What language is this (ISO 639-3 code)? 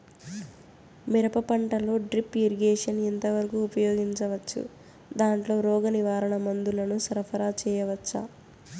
tel